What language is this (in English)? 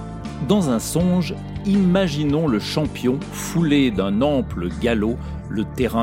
French